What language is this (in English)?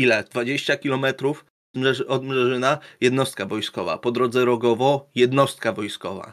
Polish